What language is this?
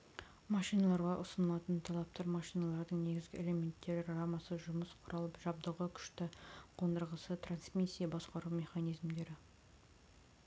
Kazakh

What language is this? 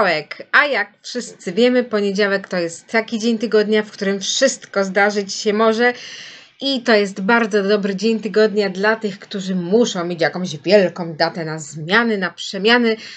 Polish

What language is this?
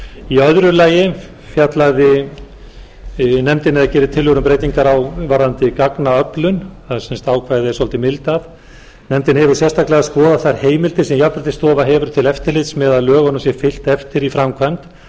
Icelandic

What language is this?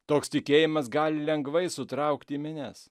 Lithuanian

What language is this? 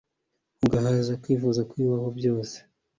Kinyarwanda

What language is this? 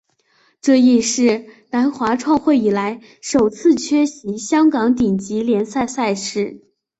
Chinese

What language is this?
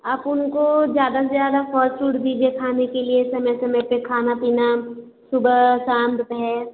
Hindi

